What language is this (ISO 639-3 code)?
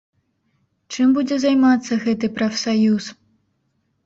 bel